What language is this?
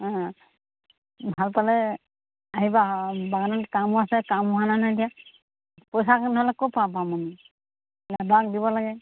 Assamese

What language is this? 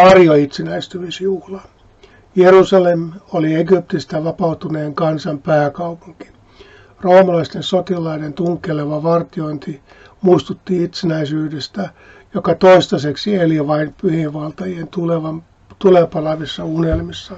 Finnish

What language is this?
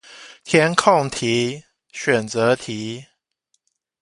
Chinese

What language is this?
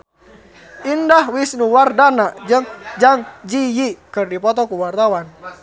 Sundanese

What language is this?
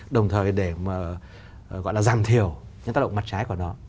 Vietnamese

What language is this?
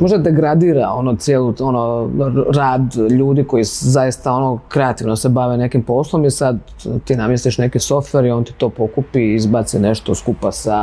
Croatian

